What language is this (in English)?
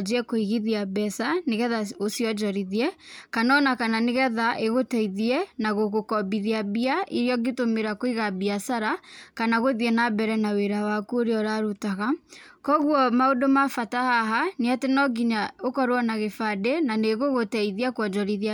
Kikuyu